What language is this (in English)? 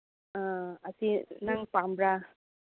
Manipuri